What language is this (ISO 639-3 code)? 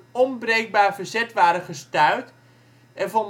nld